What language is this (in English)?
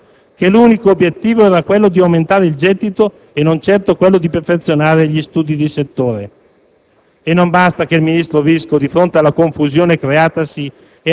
Italian